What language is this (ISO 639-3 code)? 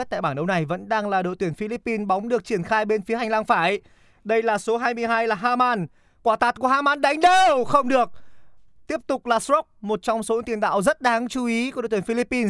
vie